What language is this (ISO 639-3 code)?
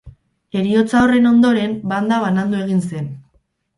eus